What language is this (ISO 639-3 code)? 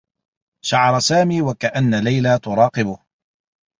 ara